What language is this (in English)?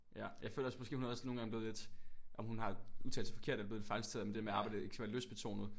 Danish